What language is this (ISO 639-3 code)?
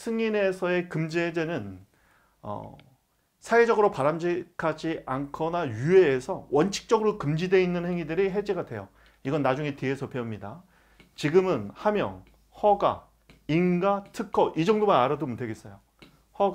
kor